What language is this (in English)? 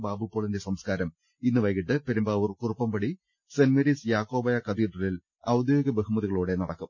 Malayalam